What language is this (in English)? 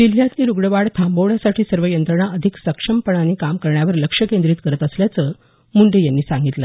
Marathi